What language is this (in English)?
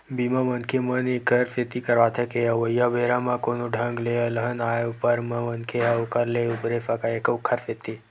Chhattisgarhi